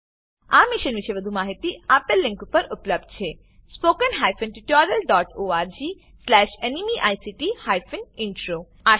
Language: Gujarati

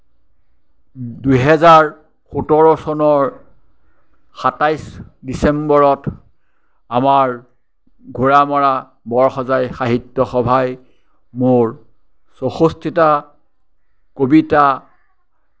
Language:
Assamese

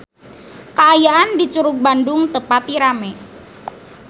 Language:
Sundanese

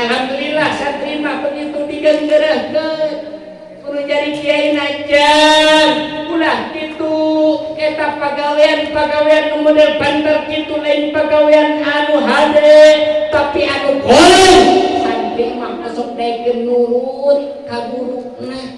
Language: Indonesian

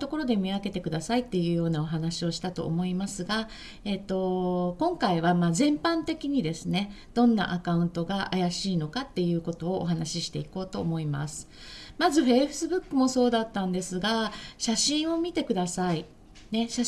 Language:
Japanese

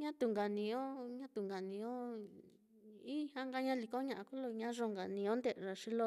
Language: Mitlatongo Mixtec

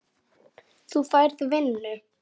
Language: Icelandic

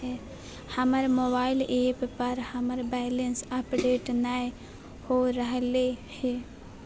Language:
Magahi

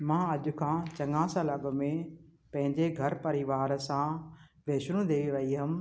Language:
Sindhi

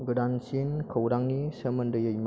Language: Bodo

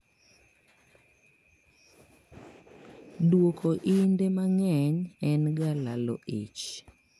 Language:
Luo (Kenya and Tanzania)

